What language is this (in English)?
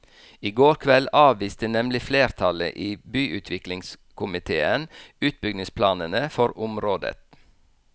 Norwegian